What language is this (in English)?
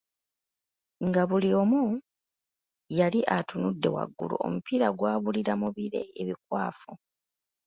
Ganda